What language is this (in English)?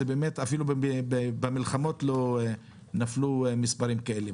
Hebrew